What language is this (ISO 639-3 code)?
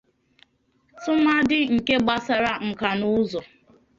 ibo